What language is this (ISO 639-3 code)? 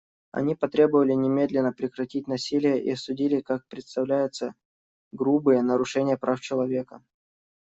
rus